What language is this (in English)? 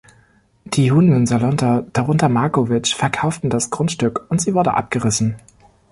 German